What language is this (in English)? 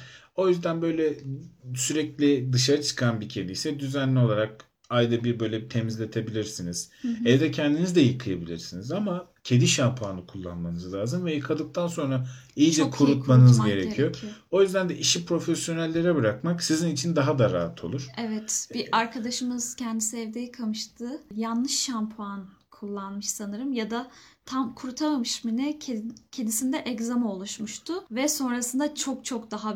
Turkish